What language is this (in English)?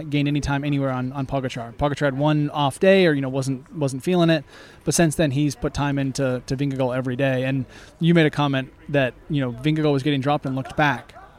English